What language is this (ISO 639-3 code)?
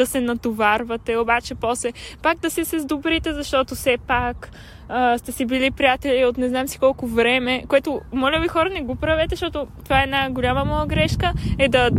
bul